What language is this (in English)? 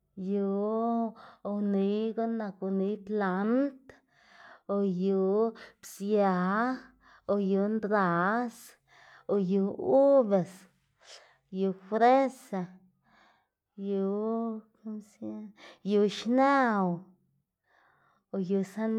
Xanaguía Zapotec